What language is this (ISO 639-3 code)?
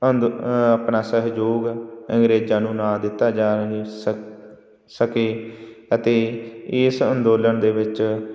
pan